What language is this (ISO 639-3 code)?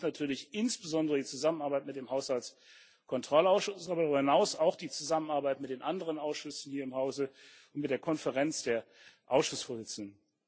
deu